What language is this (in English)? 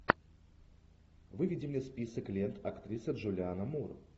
Russian